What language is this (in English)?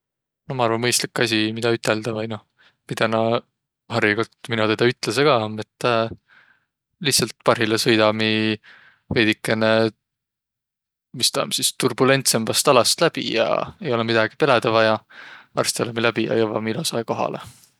Võro